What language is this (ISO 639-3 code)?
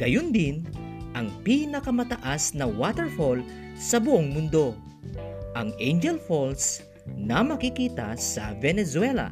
fil